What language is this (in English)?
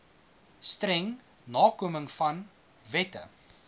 Afrikaans